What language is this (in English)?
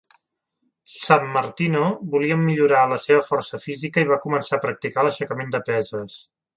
Catalan